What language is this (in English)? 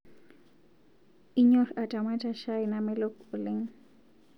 Masai